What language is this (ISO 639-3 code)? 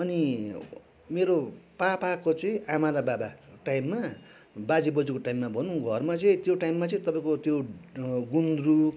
nep